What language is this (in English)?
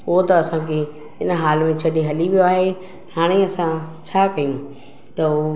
Sindhi